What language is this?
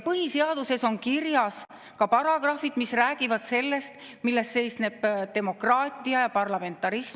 Estonian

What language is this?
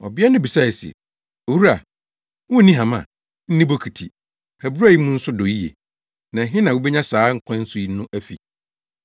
Akan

